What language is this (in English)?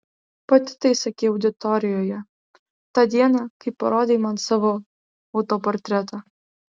Lithuanian